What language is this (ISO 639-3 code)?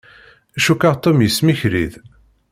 kab